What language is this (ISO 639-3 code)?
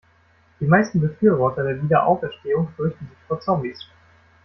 deu